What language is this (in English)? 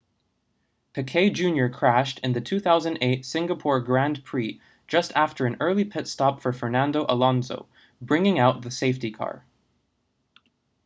English